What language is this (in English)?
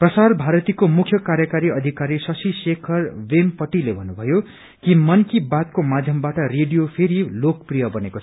Nepali